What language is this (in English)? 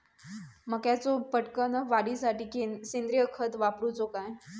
Marathi